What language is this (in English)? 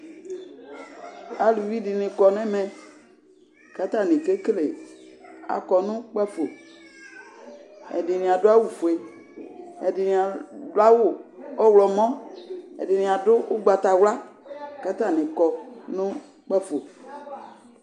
Ikposo